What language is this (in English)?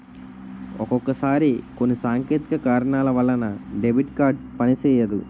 Telugu